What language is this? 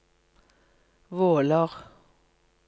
Norwegian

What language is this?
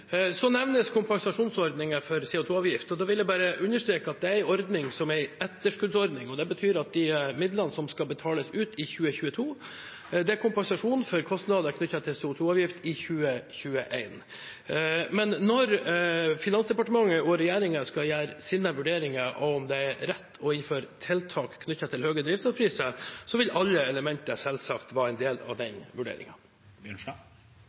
Norwegian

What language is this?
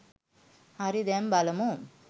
Sinhala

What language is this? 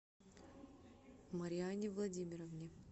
Russian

